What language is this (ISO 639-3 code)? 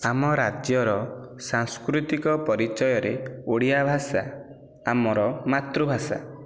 ori